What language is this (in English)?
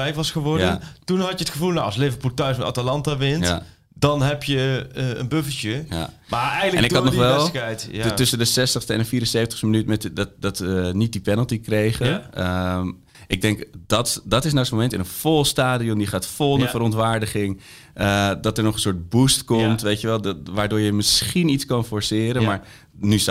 Dutch